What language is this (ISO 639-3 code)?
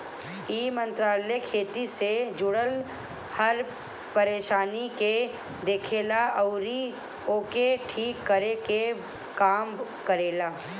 bho